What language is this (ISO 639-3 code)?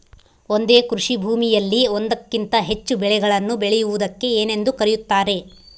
kan